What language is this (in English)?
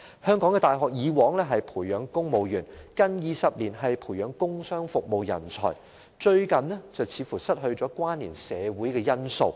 Cantonese